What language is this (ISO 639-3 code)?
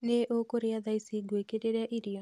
kik